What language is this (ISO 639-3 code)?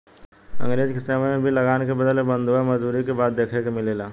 bho